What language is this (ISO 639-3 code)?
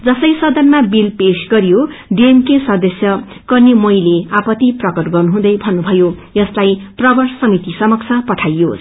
nep